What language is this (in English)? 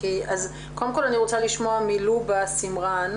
Hebrew